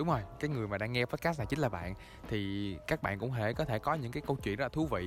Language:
Vietnamese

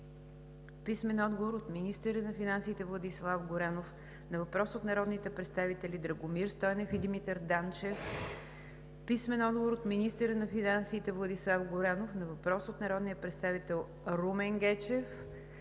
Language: Bulgarian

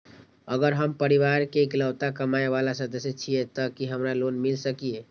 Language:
Maithili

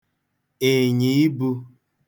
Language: Igbo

